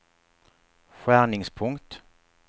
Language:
Swedish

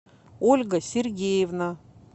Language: Russian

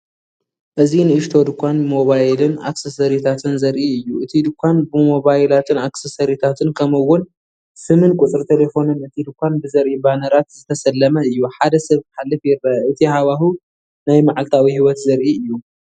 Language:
Tigrinya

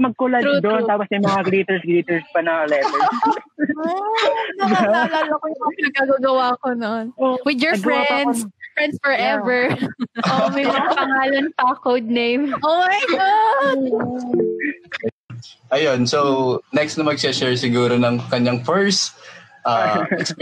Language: Filipino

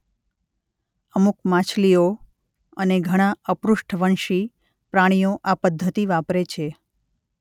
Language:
Gujarati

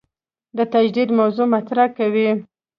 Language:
Pashto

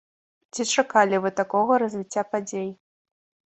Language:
Belarusian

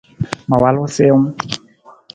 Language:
Nawdm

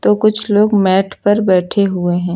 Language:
Hindi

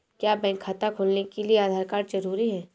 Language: Hindi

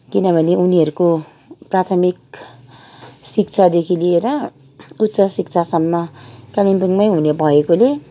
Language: Nepali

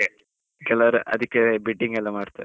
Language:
Kannada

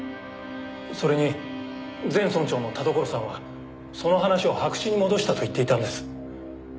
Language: Japanese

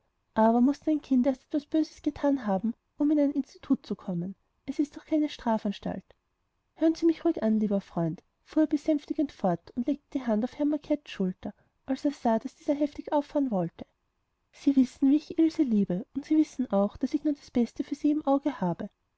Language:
German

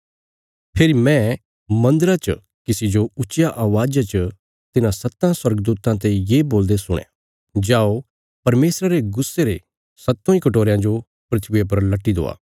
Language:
Bilaspuri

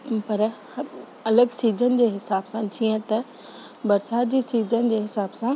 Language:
Sindhi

